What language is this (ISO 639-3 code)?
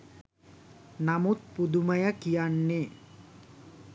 sin